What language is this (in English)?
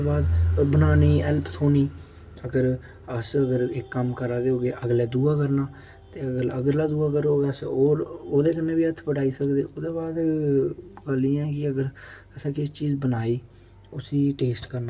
Dogri